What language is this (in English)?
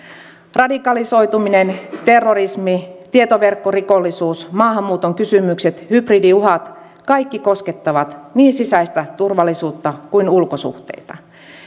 Finnish